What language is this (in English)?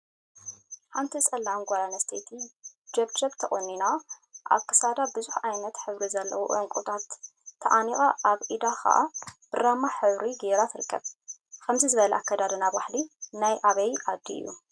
Tigrinya